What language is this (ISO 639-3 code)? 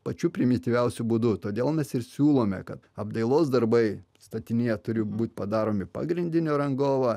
lit